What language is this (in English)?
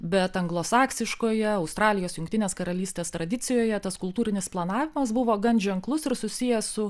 Lithuanian